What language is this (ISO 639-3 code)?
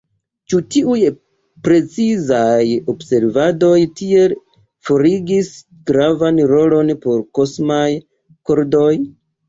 epo